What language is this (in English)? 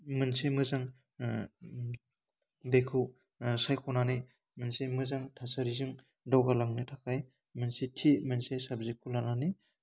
Bodo